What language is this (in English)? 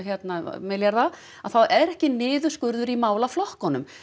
Icelandic